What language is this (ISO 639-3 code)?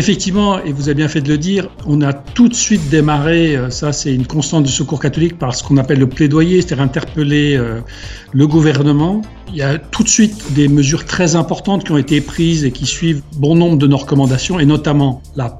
fra